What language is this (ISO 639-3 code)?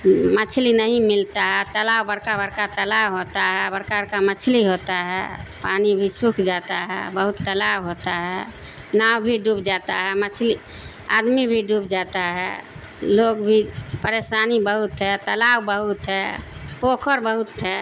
urd